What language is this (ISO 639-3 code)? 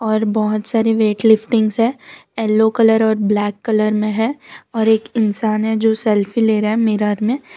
hin